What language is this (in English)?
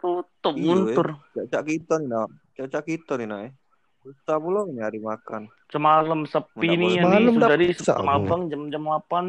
Indonesian